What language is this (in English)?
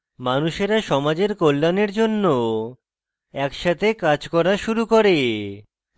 Bangla